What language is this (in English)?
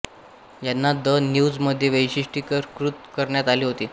Marathi